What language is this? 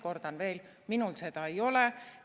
Estonian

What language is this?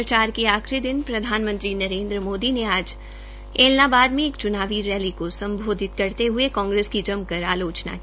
Hindi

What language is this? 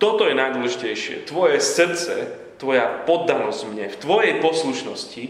Slovak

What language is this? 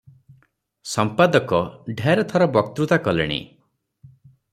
Odia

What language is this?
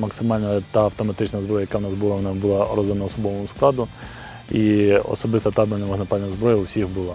Ukrainian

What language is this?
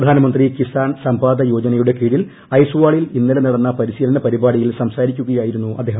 Malayalam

